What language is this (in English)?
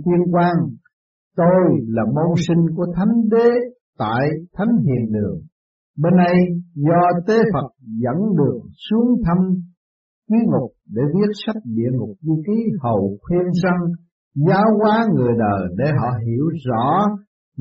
Vietnamese